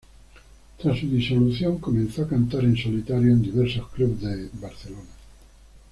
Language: Spanish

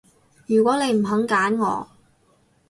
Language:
Cantonese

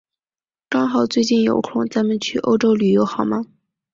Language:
Chinese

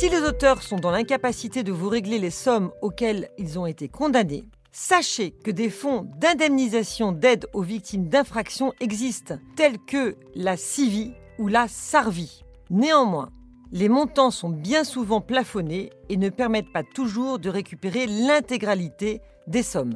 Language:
French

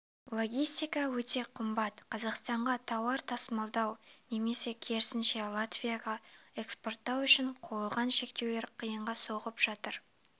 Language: Kazakh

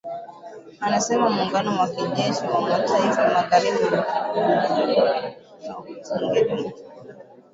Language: Swahili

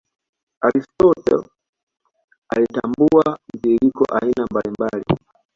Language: Swahili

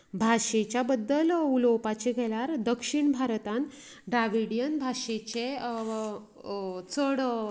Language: Konkani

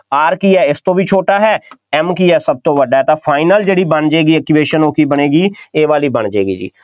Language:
Punjabi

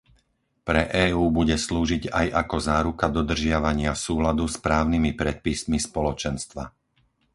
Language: Slovak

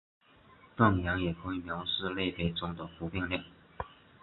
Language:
Chinese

